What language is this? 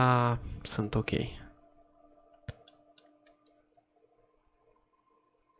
Romanian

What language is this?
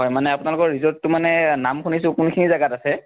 Assamese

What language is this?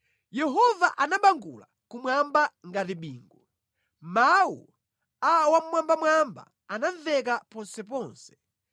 Nyanja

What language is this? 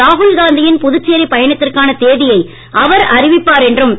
Tamil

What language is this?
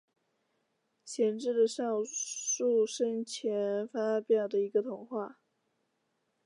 Chinese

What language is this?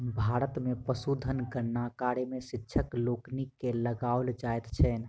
Maithili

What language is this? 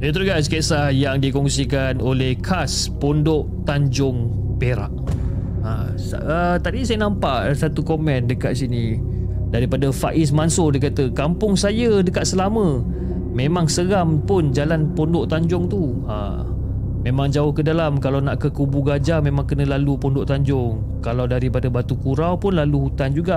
Malay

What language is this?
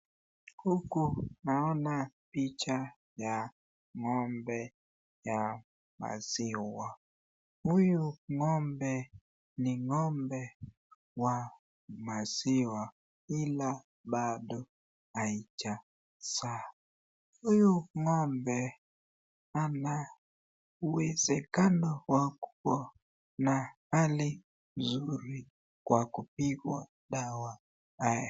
Swahili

